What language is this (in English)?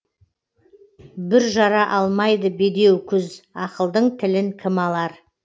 Kazakh